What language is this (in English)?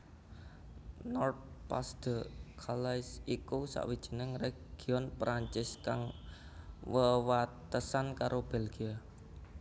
Javanese